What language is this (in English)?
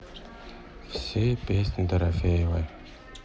Russian